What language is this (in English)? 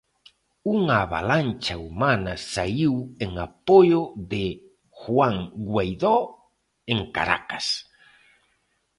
Galician